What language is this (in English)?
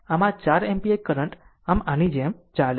Gujarati